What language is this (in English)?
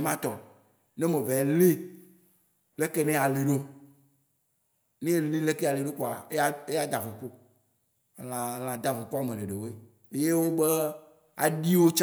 Waci Gbe